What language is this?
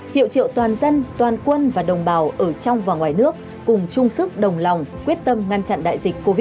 Vietnamese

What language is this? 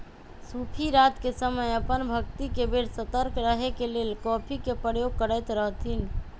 Magahi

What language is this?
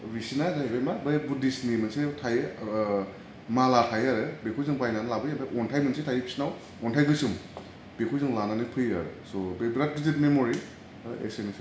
Bodo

